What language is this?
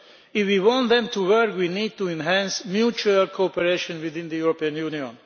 English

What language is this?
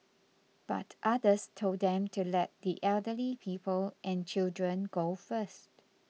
English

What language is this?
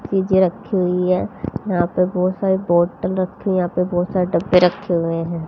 Hindi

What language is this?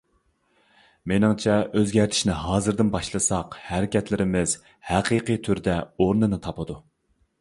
Uyghur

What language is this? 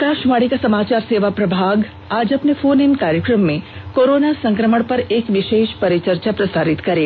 Hindi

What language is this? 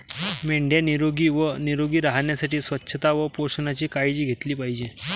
Marathi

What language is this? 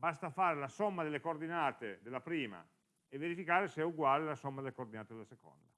Italian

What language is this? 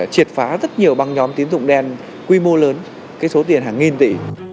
Vietnamese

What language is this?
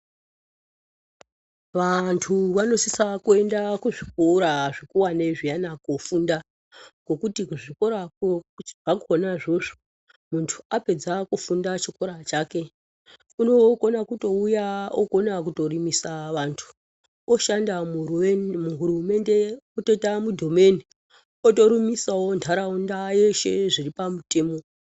Ndau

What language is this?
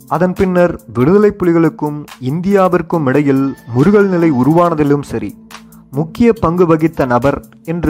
Tamil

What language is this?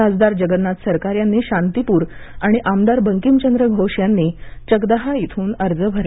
Marathi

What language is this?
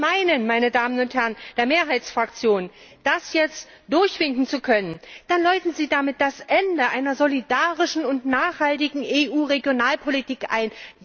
German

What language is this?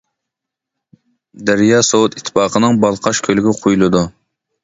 Uyghur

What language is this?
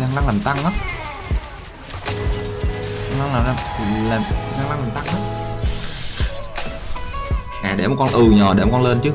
Vietnamese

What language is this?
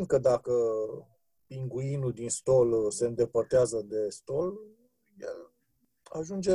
Romanian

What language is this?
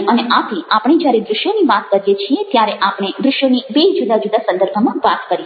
Gujarati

